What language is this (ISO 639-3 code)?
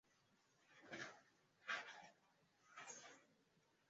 swa